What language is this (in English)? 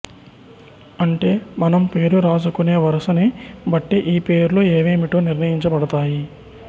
Telugu